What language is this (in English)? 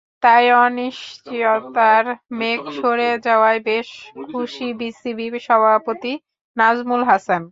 Bangla